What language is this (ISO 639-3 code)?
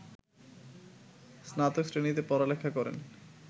ben